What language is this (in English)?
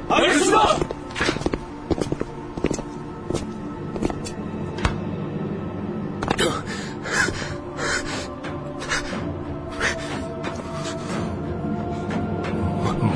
Korean